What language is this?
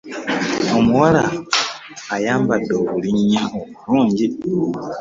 Ganda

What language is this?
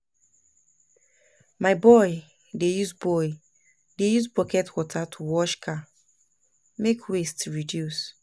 Nigerian Pidgin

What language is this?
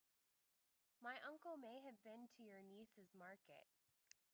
English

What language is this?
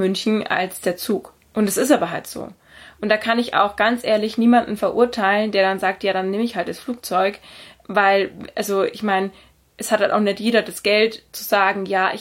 German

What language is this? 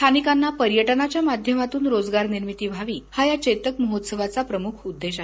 Marathi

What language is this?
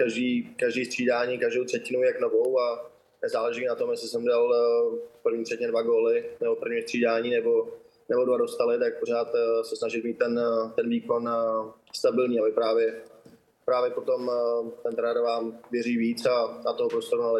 Czech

